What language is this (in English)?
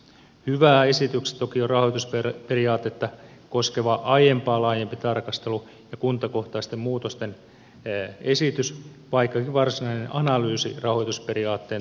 Finnish